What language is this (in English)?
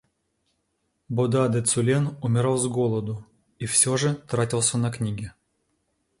Russian